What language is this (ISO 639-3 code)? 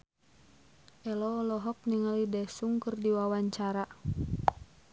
sun